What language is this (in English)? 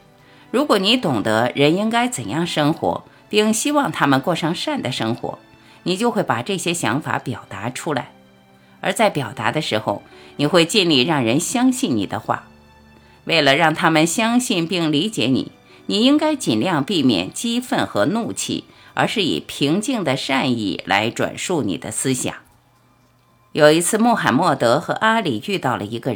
Chinese